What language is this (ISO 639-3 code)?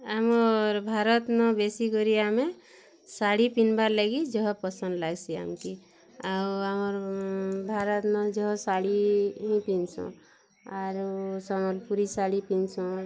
ori